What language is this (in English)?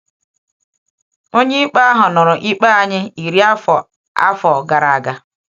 Igbo